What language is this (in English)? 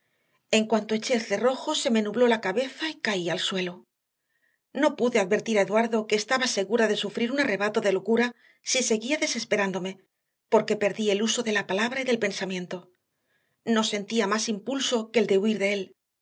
Spanish